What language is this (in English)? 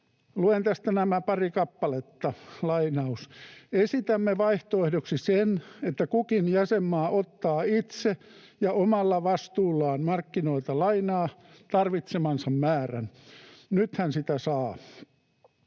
Finnish